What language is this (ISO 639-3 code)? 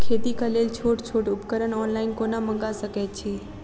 mai